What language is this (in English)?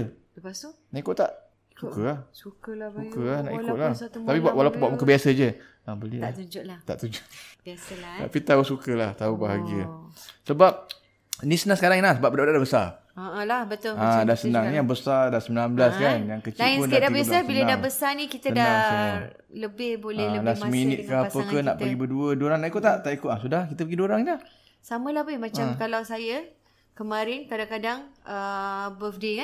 Malay